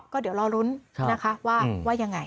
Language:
Thai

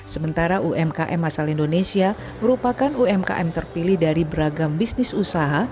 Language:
Indonesian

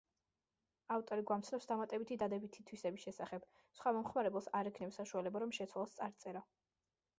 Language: Georgian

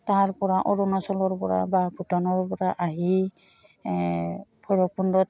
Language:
Assamese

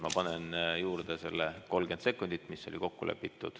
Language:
Estonian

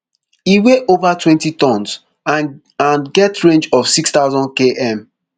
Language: Nigerian Pidgin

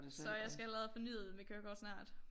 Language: Danish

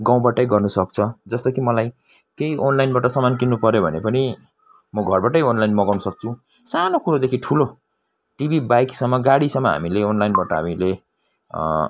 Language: Nepali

